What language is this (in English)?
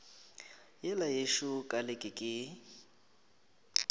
Northern Sotho